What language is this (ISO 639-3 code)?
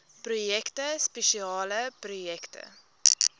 afr